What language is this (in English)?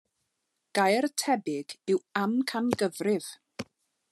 Welsh